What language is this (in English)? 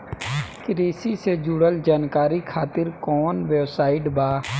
Bhojpuri